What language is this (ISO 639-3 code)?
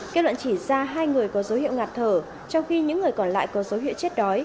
vie